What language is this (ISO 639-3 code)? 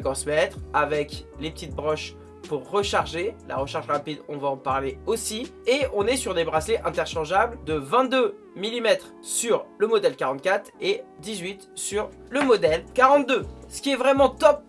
fra